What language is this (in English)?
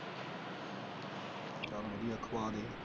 Punjabi